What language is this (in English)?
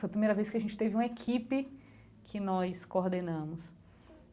Portuguese